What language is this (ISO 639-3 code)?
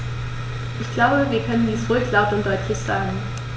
deu